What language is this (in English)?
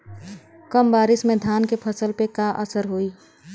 Bhojpuri